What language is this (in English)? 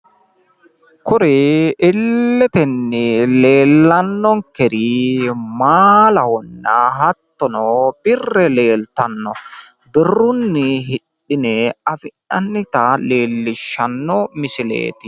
Sidamo